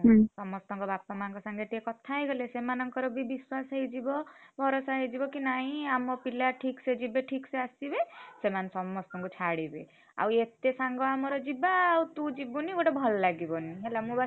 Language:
Odia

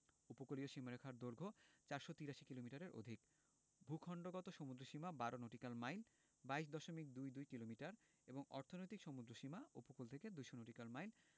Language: Bangla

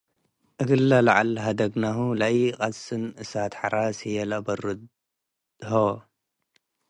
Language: Tigre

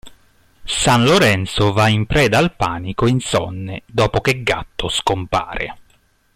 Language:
Italian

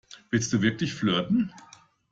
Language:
German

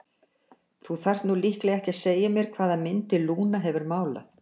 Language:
Icelandic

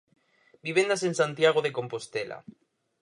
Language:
Galician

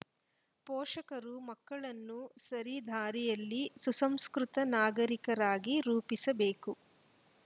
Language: Kannada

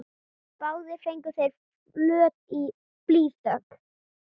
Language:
Icelandic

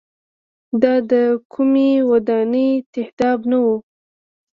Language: Pashto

